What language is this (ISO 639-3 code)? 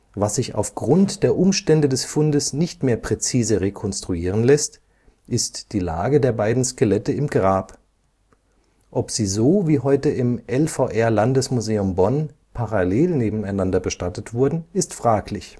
deu